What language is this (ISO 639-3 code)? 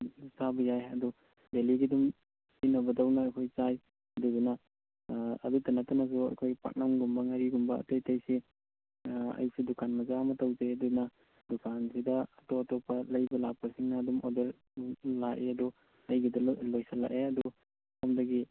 mni